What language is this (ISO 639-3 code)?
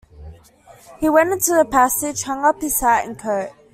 eng